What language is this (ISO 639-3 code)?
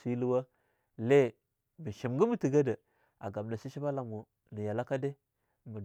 lnu